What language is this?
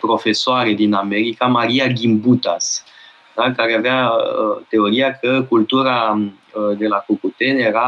Romanian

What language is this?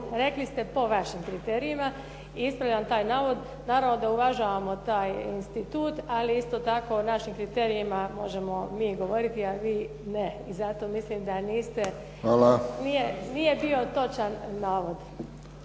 Croatian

